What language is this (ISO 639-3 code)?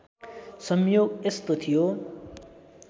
nep